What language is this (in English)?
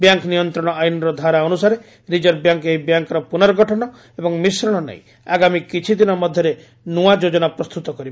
Odia